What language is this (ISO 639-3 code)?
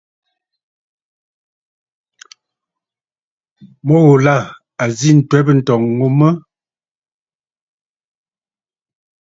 bfd